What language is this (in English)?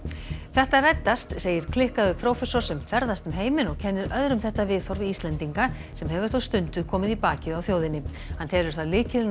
Icelandic